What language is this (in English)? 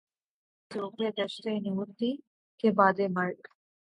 Urdu